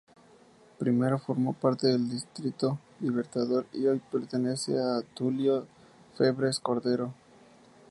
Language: Spanish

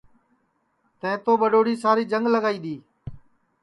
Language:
Sansi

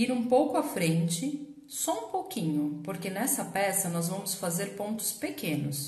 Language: Portuguese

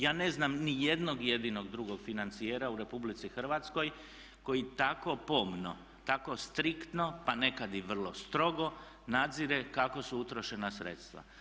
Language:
Croatian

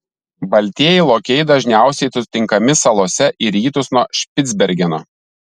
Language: Lithuanian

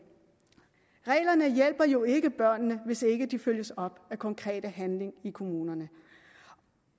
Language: Danish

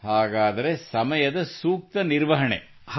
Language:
Kannada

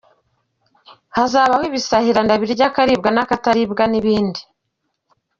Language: Kinyarwanda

